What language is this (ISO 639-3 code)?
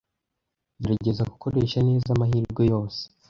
kin